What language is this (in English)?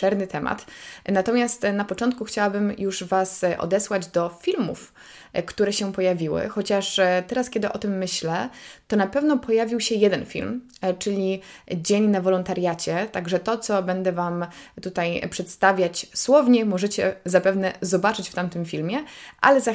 Polish